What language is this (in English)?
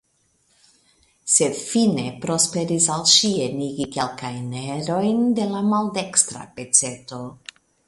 Esperanto